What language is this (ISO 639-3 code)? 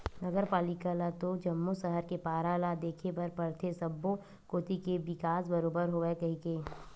hne